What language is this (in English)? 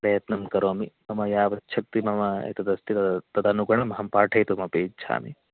Sanskrit